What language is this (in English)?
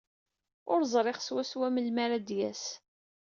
Kabyle